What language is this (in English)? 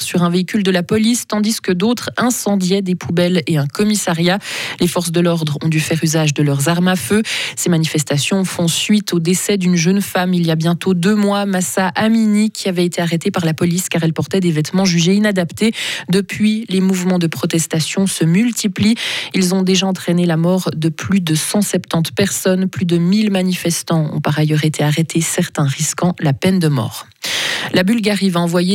French